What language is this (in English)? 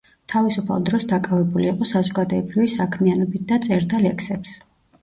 Georgian